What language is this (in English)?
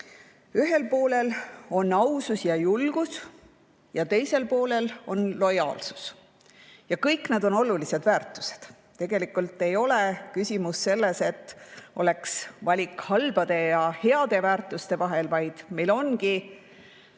Estonian